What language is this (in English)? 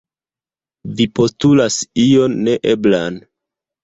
Esperanto